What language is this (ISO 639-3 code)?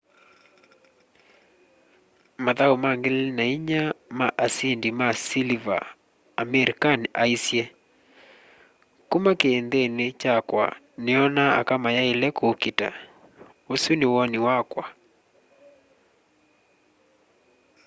kam